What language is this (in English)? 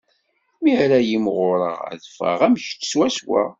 Kabyle